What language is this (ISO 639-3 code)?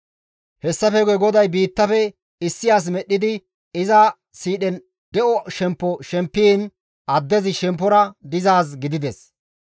gmv